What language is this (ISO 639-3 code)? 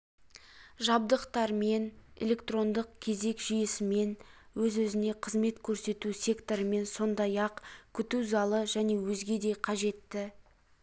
kaz